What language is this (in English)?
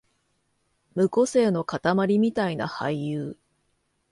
Japanese